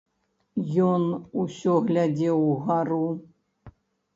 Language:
Belarusian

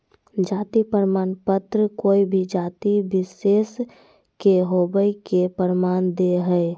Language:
Magahi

